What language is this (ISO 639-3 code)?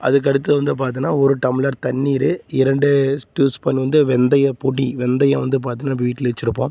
tam